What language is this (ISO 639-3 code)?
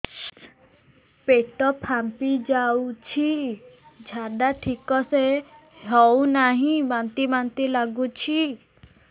ori